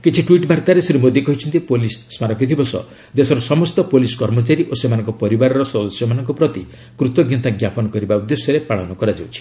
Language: Odia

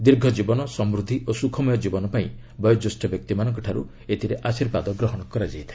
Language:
Odia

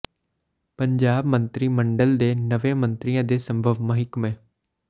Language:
Punjabi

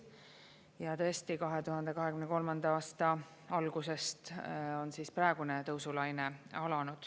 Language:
Estonian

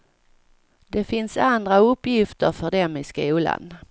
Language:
Swedish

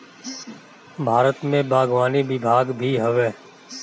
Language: Bhojpuri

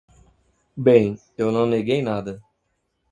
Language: Portuguese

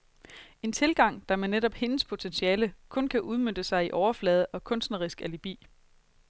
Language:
Danish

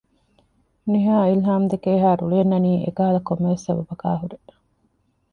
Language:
Divehi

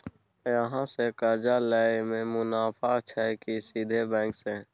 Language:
Maithili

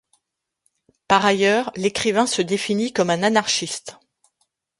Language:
French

